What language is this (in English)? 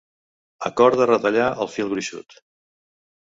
Catalan